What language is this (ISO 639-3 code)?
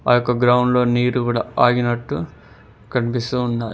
tel